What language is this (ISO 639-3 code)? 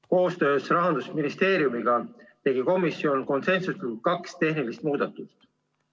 est